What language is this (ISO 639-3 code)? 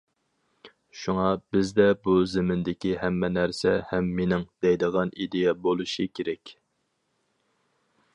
uig